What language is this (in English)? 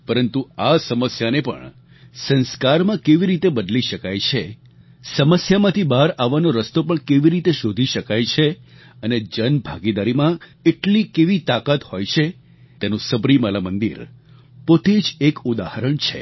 Gujarati